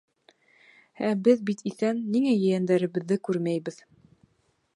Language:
Bashkir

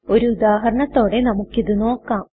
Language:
Malayalam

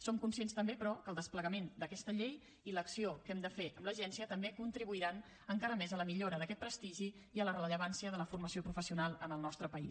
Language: Catalan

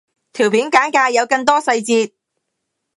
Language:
Cantonese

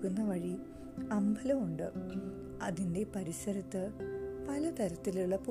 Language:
Malayalam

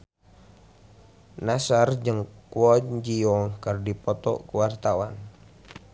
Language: Sundanese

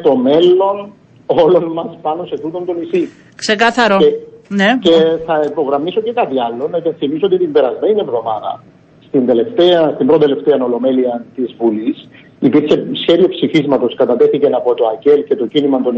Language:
Greek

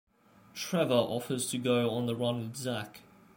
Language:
English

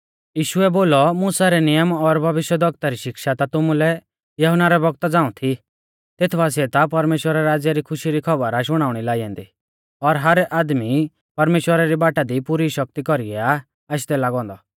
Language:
Mahasu Pahari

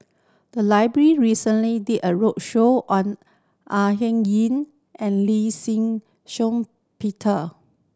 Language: English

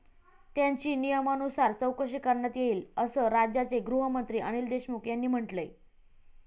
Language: Marathi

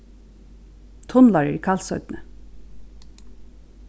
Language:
Faroese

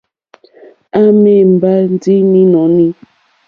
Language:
Mokpwe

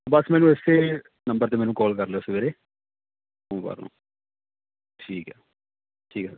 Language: Punjabi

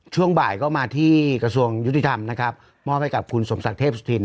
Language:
Thai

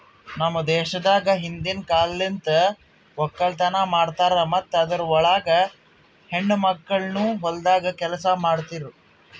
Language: Kannada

